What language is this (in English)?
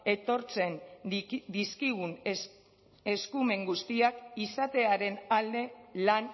Basque